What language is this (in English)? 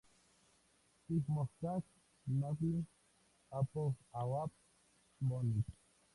Spanish